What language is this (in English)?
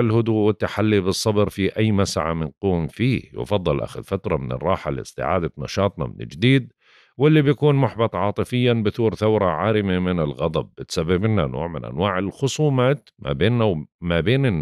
Arabic